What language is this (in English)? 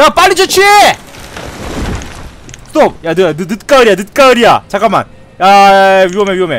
Korean